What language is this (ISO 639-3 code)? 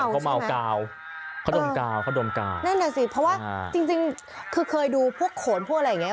tha